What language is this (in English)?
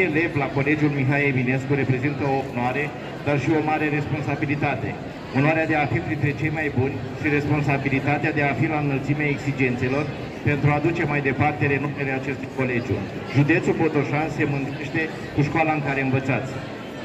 Romanian